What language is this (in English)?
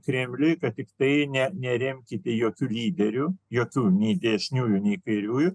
Lithuanian